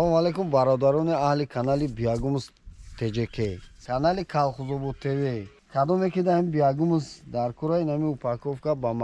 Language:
Turkish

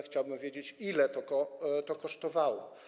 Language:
Polish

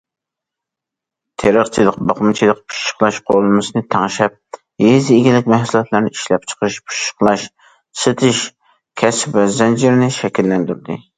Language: Uyghur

